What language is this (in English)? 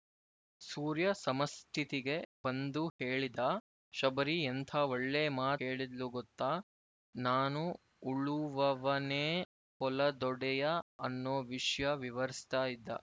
Kannada